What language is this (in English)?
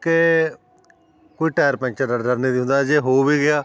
Punjabi